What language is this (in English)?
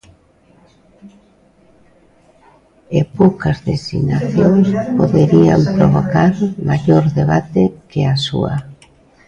Galician